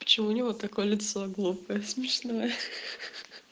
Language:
Russian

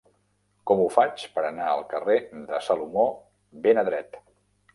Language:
Catalan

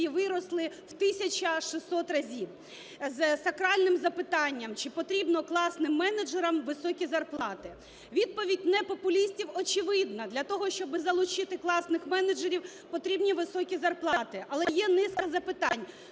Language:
Ukrainian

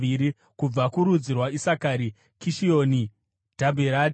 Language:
Shona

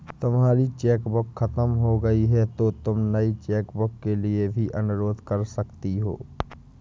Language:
Hindi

